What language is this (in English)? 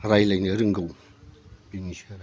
Bodo